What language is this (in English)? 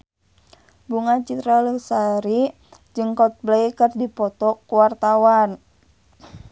Sundanese